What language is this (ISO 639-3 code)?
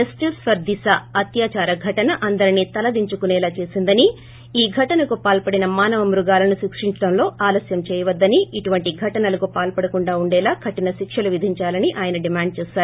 tel